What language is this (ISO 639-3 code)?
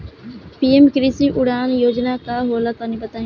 bho